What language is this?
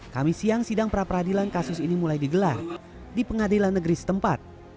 Indonesian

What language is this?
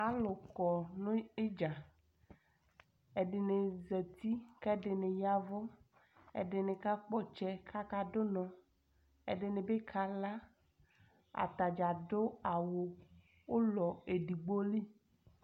Ikposo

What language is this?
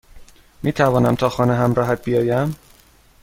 Persian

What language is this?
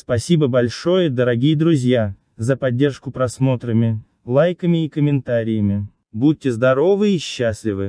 Russian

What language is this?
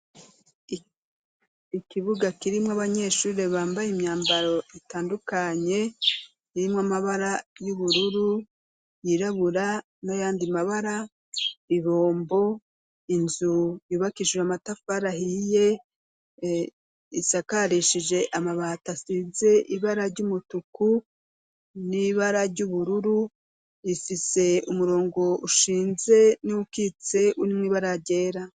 Rundi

